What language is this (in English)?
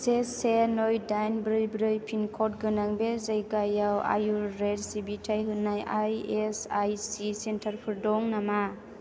Bodo